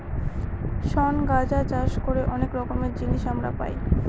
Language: Bangla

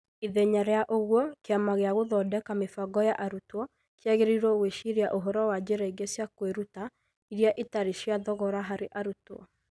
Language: Kikuyu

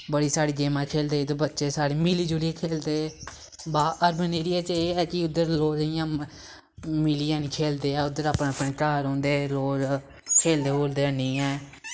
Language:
Dogri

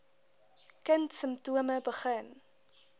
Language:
Afrikaans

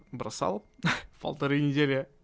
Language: Russian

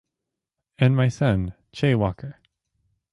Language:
English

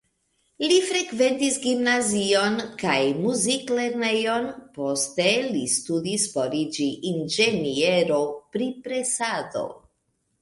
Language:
Esperanto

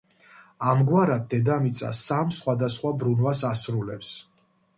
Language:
Georgian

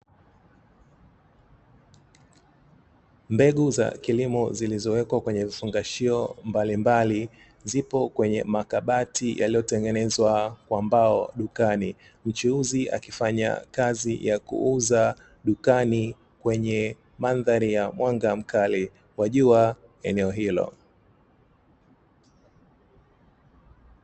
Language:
Swahili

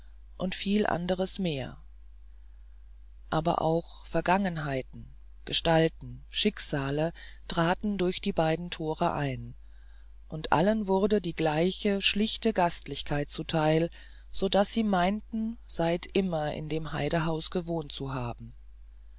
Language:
German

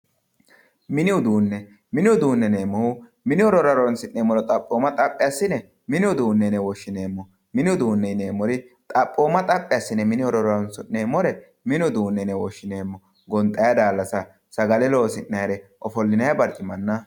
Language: Sidamo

